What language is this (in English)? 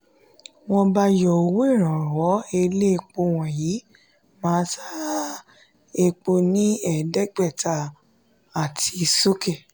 Yoruba